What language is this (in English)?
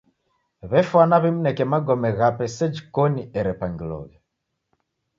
Taita